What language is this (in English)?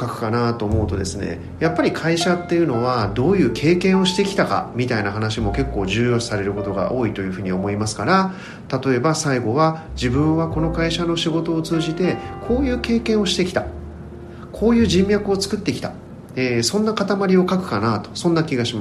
Japanese